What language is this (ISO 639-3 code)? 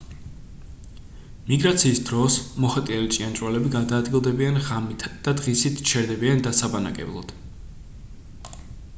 kat